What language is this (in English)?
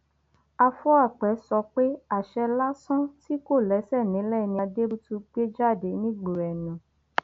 Yoruba